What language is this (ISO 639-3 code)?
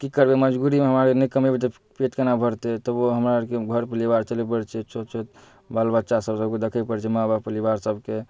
mai